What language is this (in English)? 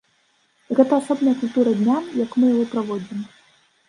Belarusian